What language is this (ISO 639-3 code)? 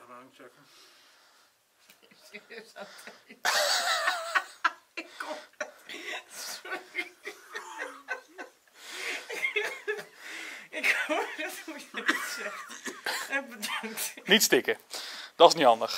nld